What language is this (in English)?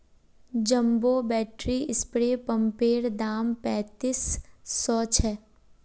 Magahi